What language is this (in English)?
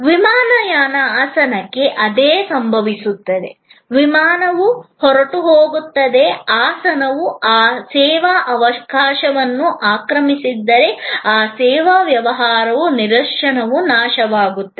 Kannada